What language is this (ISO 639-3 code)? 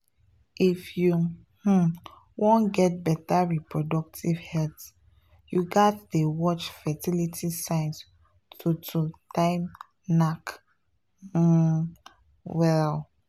pcm